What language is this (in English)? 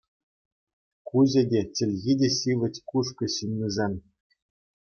Chuvash